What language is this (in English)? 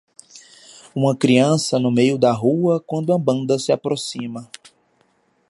Portuguese